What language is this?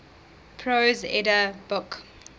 English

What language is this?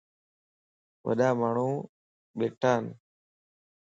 Lasi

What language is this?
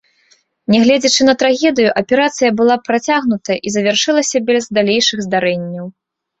Belarusian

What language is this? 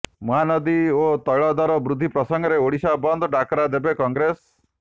Odia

